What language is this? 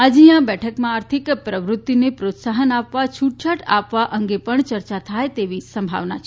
Gujarati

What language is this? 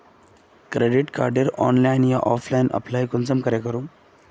Magahi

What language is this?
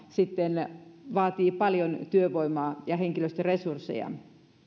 Finnish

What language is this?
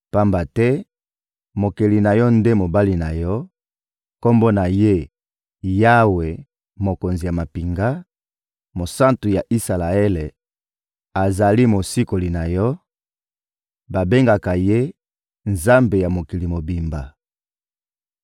Lingala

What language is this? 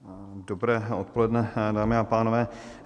Czech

